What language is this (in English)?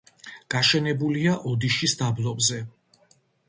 Georgian